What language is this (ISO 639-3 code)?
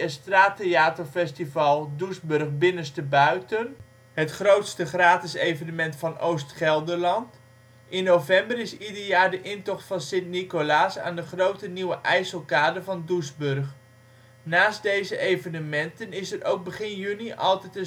nld